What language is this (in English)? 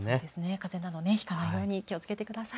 Japanese